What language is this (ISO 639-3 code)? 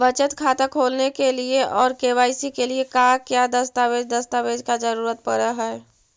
mag